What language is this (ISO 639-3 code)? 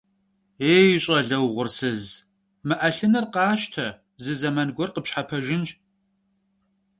kbd